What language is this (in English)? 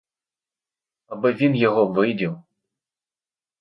Ukrainian